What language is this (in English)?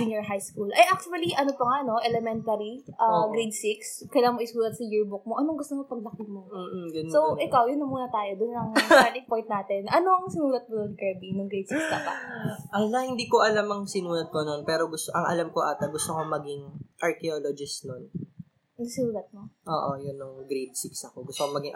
Filipino